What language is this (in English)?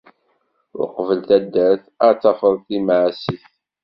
Kabyle